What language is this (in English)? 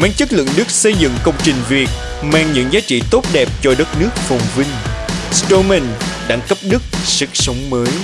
Vietnamese